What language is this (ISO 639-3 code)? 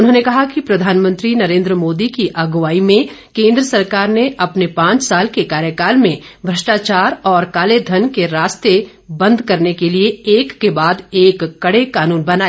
hin